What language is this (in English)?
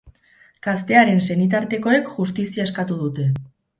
Basque